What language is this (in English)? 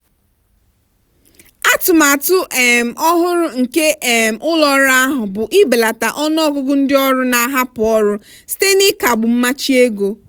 Igbo